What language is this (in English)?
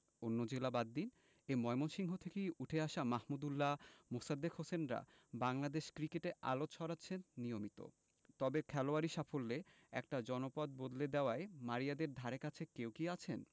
Bangla